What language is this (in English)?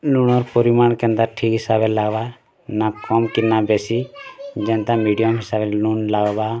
Odia